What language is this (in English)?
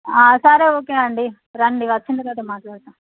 Telugu